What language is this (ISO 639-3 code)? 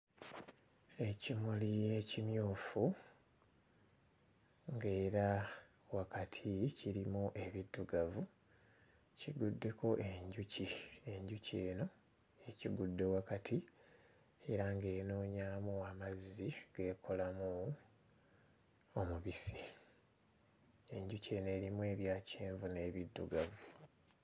lug